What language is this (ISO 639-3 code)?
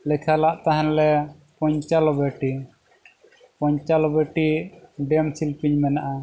sat